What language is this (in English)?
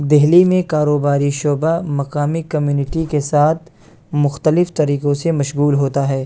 Urdu